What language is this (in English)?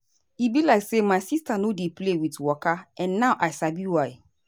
Nigerian Pidgin